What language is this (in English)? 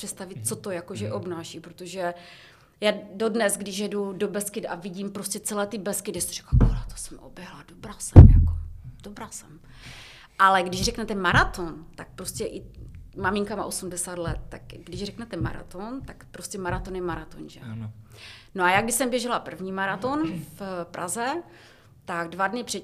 Czech